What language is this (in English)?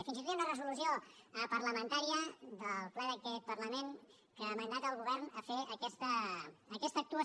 Catalan